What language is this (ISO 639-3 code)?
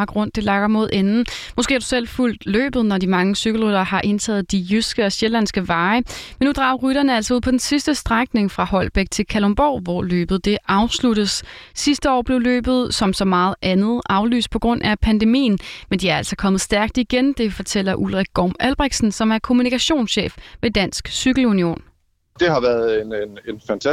dan